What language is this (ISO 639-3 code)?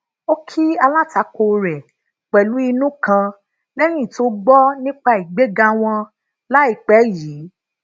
yor